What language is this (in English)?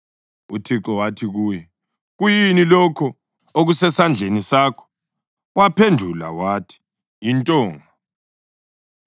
North Ndebele